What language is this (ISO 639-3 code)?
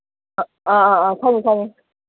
mni